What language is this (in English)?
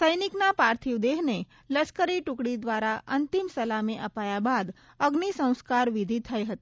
Gujarati